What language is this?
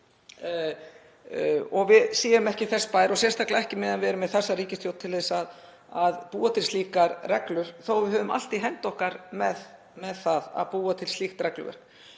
Icelandic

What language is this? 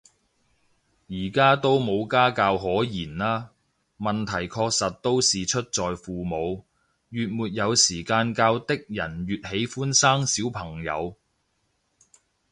Cantonese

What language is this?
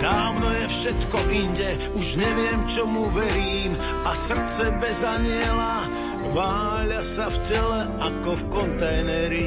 Slovak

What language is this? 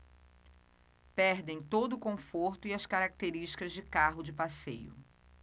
Portuguese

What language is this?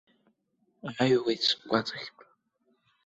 Abkhazian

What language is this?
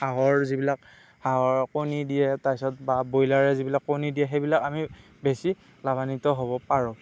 Assamese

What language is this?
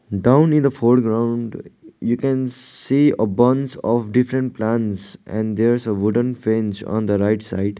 English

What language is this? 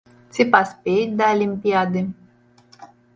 Belarusian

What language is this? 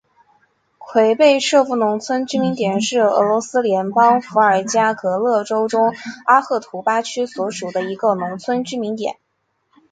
Chinese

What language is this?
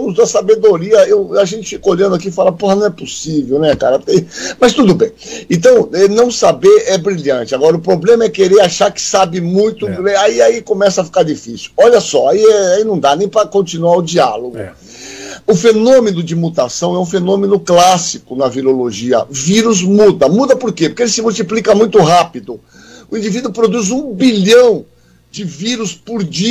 Portuguese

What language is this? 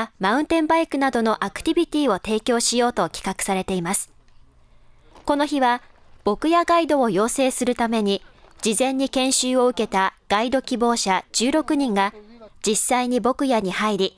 Japanese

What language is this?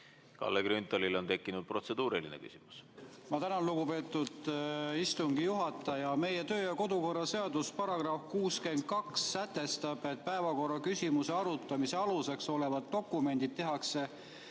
Estonian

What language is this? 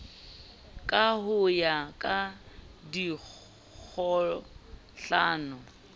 Southern Sotho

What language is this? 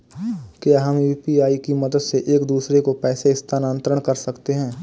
Hindi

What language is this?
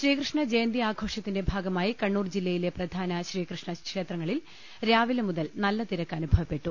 Malayalam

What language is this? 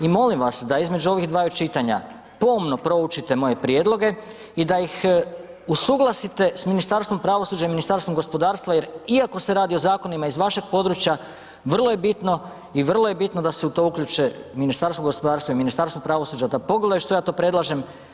Croatian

